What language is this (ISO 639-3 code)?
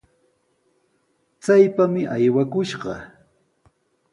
qws